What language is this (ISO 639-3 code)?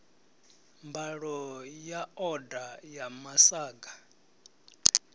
ven